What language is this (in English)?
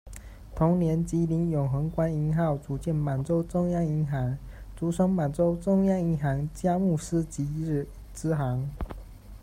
Chinese